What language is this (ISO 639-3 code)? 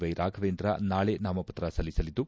kan